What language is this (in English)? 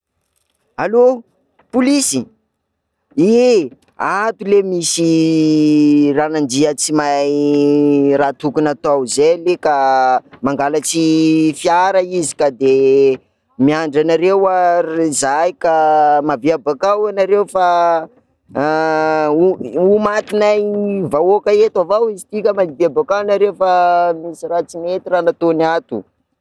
Sakalava Malagasy